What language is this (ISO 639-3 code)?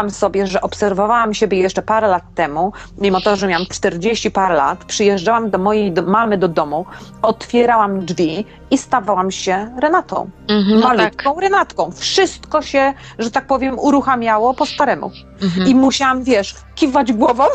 pol